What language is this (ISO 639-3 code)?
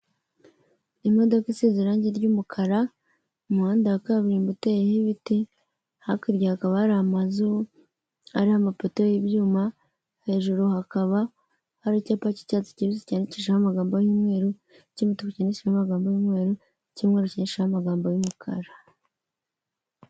kin